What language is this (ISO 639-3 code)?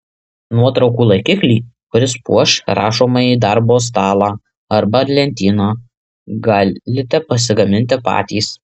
lit